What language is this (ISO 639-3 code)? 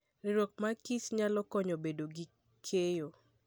luo